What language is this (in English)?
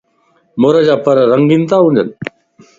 Lasi